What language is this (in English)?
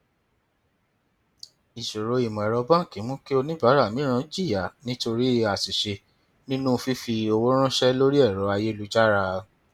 Yoruba